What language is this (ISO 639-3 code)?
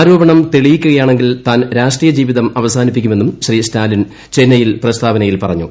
mal